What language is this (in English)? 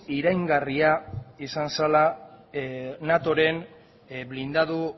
Basque